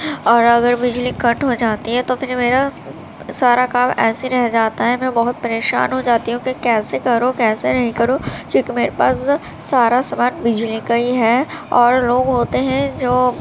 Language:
Urdu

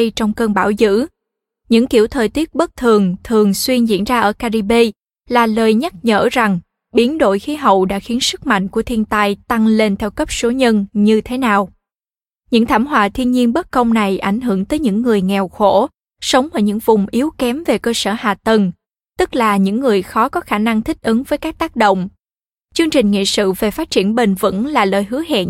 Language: Vietnamese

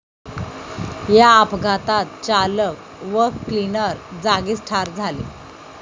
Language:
Marathi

